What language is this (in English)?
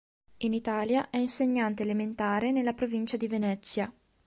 Italian